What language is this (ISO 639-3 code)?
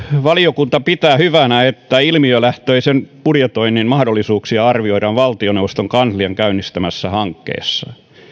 fin